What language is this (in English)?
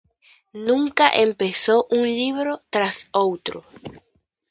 Galician